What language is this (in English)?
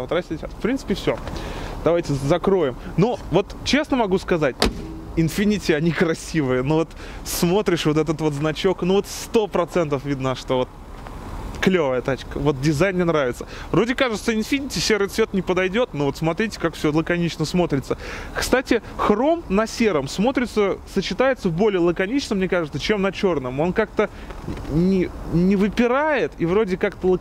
Russian